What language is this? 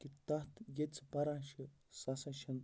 Kashmiri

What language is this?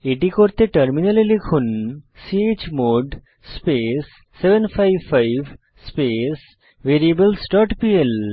Bangla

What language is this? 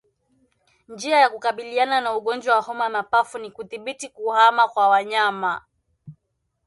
Swahili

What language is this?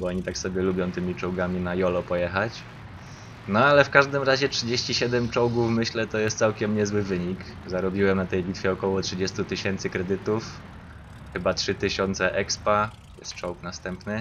Polish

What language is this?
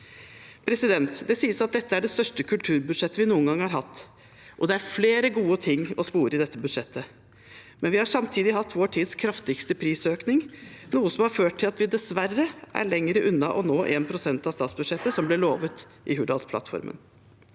Norwegian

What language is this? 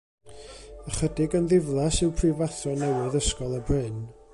Welsh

